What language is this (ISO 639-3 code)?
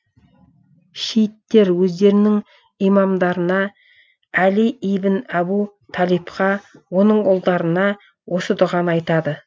kaz